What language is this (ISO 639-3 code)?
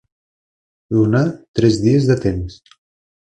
cat